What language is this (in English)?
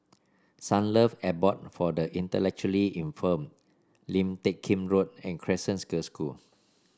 English